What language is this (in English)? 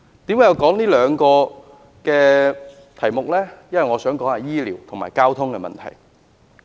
Cantonese